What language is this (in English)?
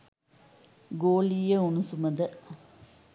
Sinhala